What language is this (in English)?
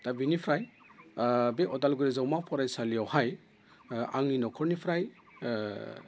Bodo